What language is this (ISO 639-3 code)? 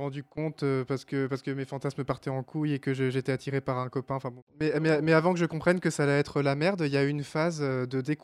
fra